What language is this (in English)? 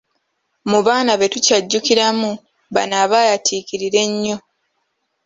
Ganda